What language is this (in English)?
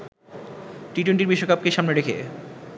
Bangla